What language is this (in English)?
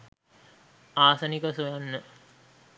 Sinhala